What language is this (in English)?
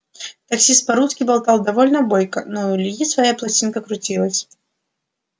Russian